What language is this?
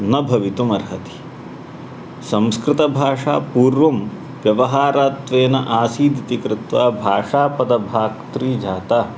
Sanskrit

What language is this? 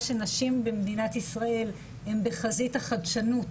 Hebrew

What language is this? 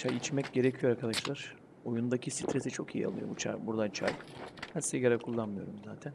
Turkish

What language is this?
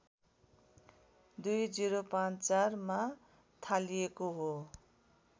Nepali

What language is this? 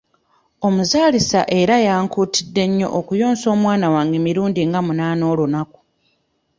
Ganda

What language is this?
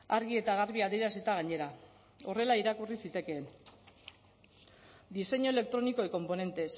Basque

